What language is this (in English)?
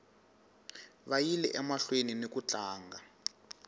Tsonga